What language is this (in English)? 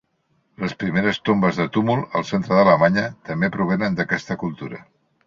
Catalan